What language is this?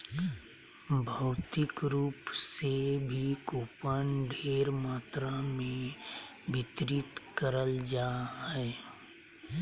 Magahi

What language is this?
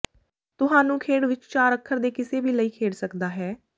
Punjabi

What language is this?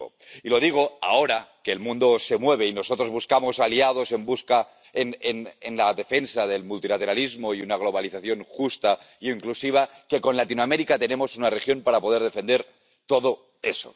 Spanish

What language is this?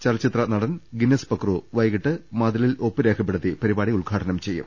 Malayalam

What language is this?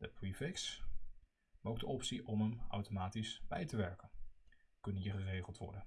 Dutch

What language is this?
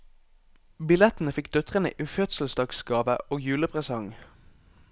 Norwegian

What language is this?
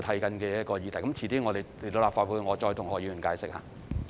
Cantonese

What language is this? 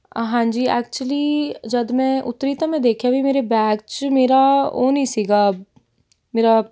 Punjabi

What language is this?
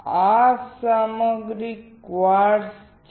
Gujarati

